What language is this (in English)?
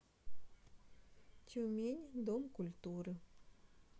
Russian